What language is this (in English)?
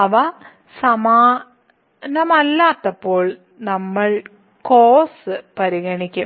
Malayalam